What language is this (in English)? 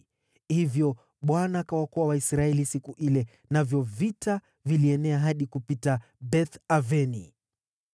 Swahili